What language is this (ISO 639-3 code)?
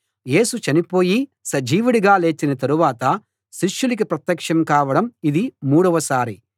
tel